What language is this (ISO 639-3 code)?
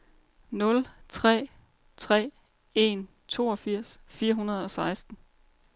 dan